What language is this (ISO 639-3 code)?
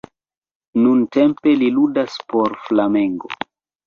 epo